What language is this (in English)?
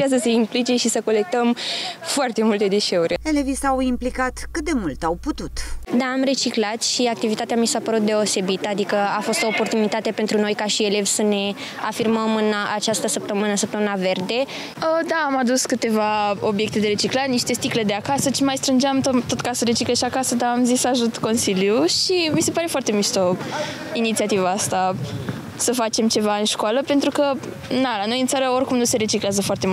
Romanian